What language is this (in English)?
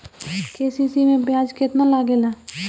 Bhojpuri